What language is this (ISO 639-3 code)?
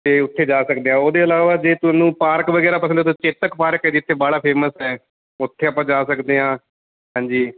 pan